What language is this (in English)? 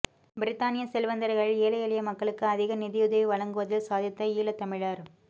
Tamil